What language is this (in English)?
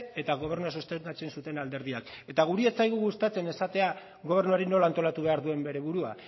Basque